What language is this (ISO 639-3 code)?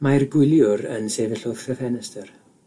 cym